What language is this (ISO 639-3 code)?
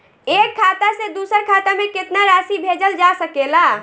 bho